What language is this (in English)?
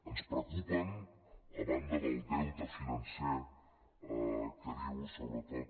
Catalan